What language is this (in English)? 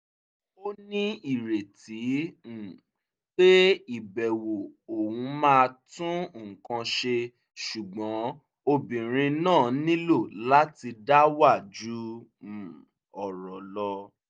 Yoruba